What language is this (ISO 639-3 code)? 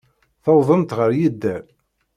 kab